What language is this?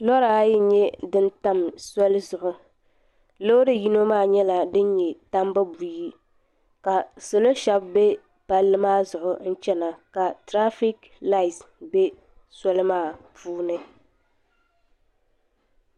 Dagbani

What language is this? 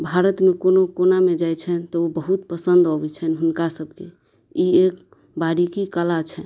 Maithili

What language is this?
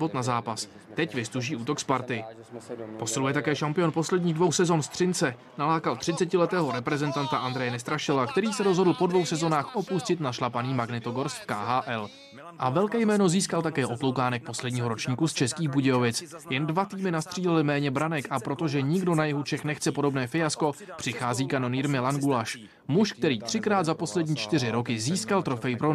Czech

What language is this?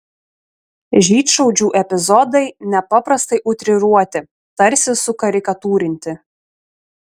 Lithuanian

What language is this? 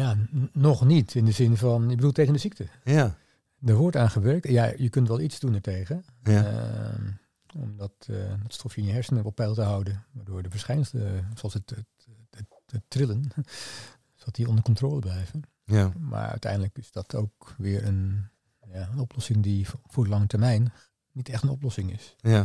Dutch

